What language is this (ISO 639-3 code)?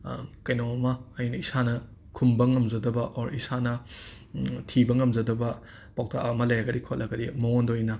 mni